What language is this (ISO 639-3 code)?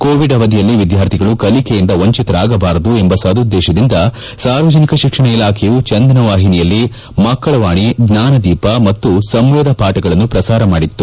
kan